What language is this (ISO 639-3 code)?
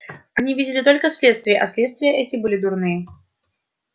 rus